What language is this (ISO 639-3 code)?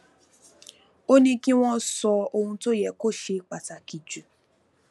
yor